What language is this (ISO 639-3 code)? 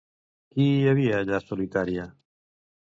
cat